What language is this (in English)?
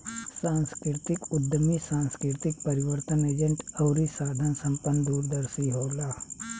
Bhojpuri